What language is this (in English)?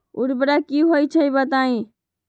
Magahi